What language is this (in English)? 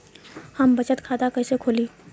Bhojpuri